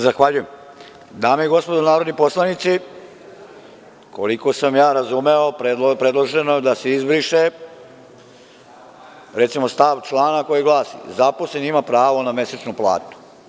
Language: Serbian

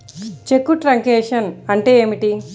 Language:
Telugu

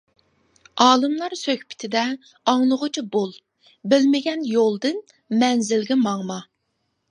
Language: Uyghur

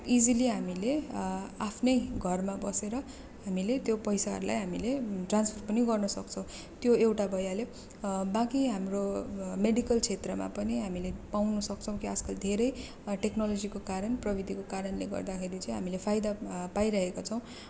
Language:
Nepali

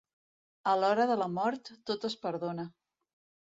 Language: Catalan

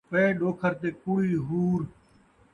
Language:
Saraiki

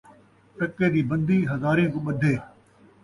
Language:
Saraiki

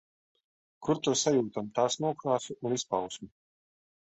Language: Latvian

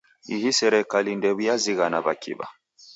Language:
Taita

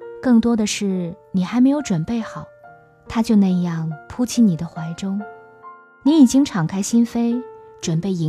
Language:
Chinese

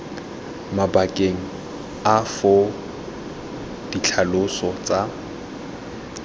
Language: Tswana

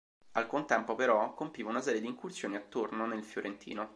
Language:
Italian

